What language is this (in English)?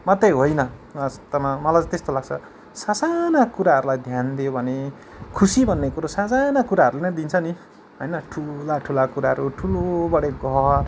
Nepali